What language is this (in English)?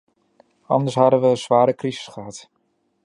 Dutch